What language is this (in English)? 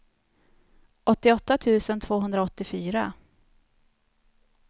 Swedish